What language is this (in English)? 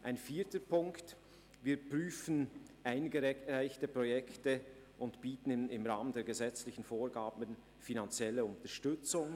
Swiss German